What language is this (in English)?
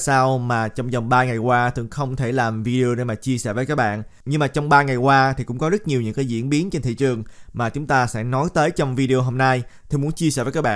Vietnamese